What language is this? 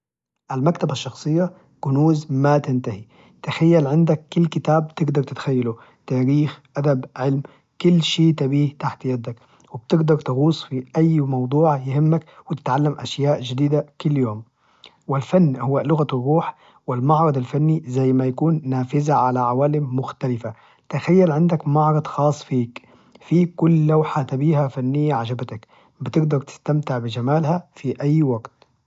Najdi Arabic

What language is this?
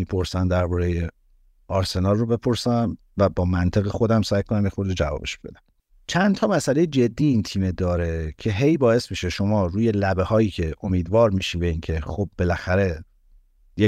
Persian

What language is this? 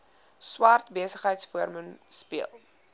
Afrikaans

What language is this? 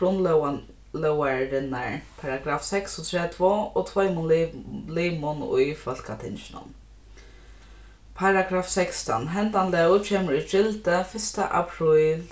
Faroese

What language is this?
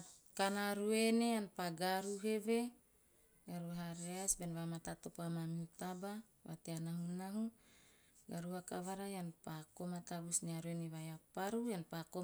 Teop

